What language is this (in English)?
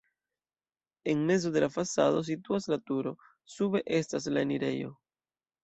Esperanto